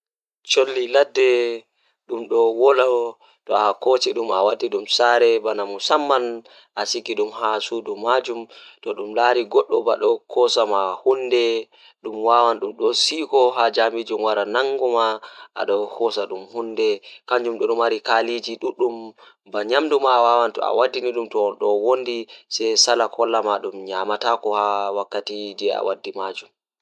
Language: Fula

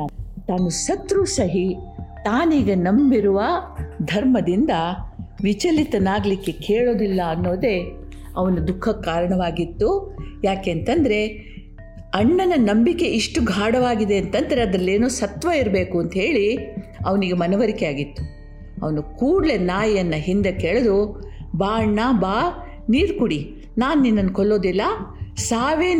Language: Kannada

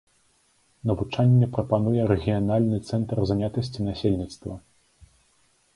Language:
Belarusian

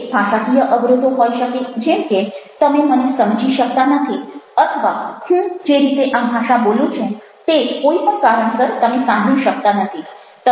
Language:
Gujarati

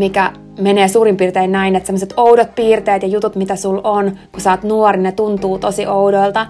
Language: Finnish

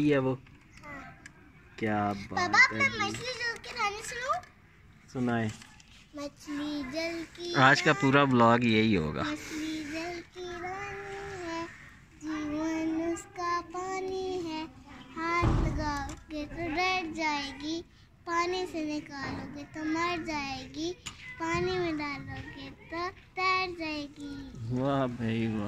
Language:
Hindi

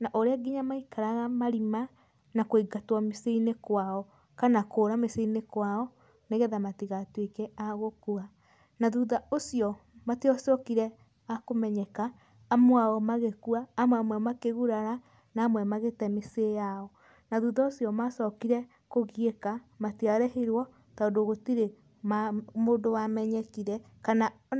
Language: Kikuyu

